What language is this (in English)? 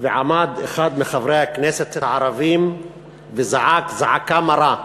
Hebrew